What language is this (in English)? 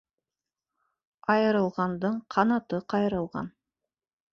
Bashkir